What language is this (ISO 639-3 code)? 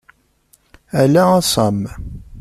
kab